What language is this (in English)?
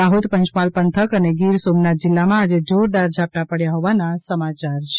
Gujarati